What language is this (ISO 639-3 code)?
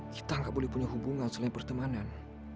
ind